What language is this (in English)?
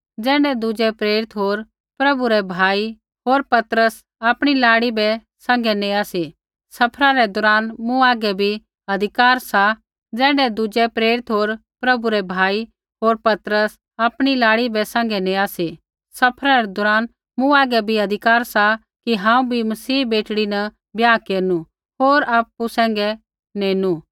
Kullu Pahari